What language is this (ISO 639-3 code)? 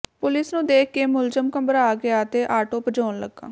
pan